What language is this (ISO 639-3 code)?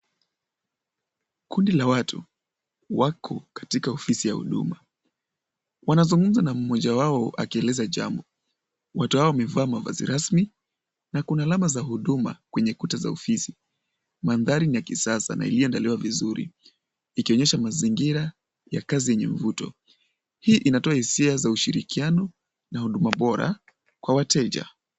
swa